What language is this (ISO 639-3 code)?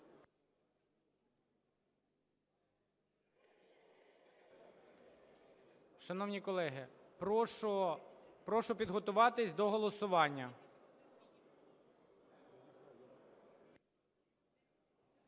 ukr